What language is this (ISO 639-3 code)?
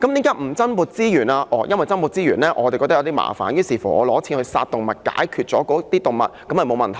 yue